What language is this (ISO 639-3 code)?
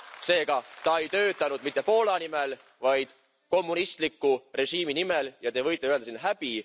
est